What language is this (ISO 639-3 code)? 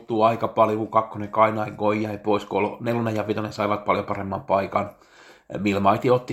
fin